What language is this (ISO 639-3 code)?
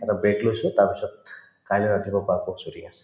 asm